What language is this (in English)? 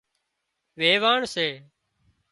Wadiyara Koli